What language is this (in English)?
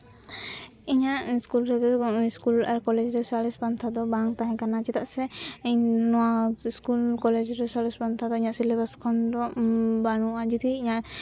Santali